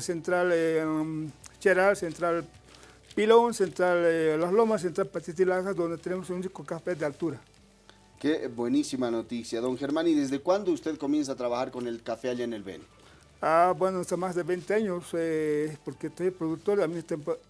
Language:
Spanish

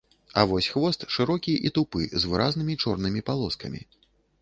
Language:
Belarusian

